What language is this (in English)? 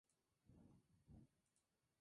Spanish